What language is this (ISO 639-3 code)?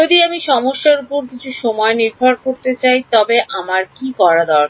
ben